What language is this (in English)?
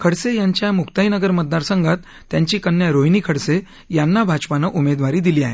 Marathi